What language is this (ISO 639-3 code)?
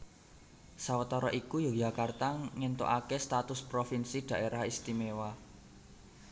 jav